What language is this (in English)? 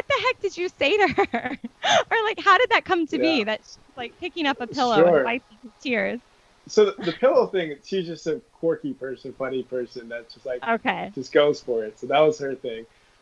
English